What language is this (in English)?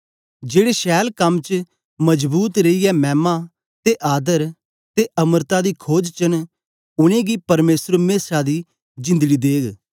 Dogri